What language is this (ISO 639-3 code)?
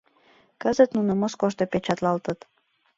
chm